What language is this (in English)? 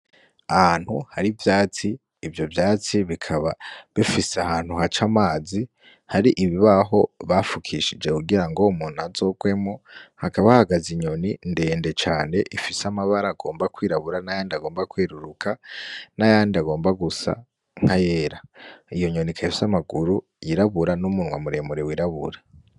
Rundi